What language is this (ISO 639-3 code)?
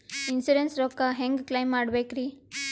kan